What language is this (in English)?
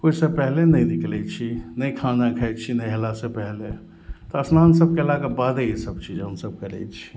Maithili